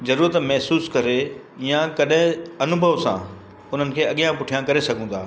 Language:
Sindhi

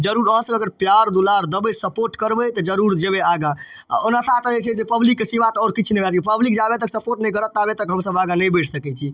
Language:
Maithili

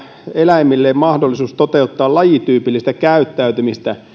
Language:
Finnish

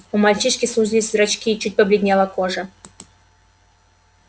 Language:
Russian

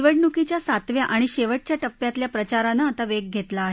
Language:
Marathi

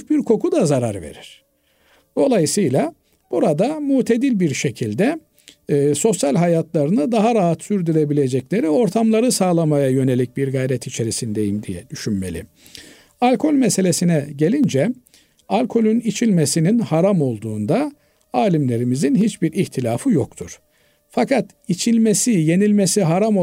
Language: Turkish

